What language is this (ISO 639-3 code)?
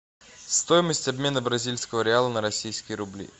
rus